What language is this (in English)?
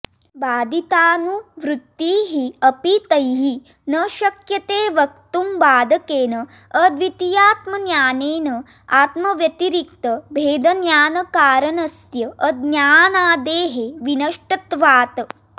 Sanskrit